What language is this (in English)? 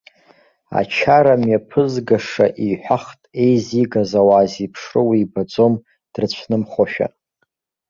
Abkhazian